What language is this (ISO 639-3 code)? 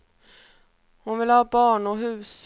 swe